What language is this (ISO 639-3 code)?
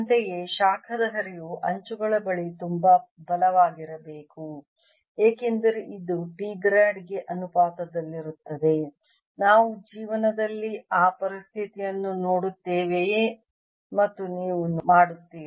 kan